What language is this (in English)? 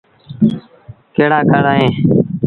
Sindhi Bhil